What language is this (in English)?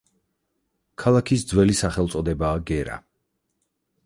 Georgian